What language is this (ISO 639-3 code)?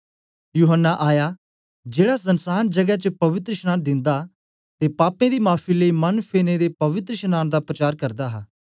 doi